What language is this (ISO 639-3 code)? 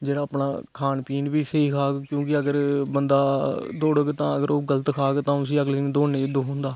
doi